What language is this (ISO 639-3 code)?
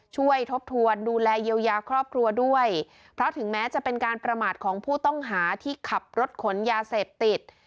tha